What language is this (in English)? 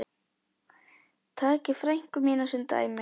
Icelandic